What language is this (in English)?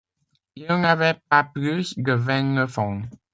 French